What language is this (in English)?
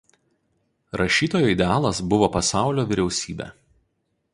Lithuanian